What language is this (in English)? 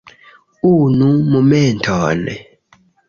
Esperanto